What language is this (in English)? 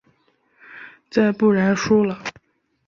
Chinese